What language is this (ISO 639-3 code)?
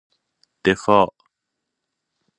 fas